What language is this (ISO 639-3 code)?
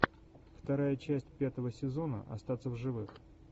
rus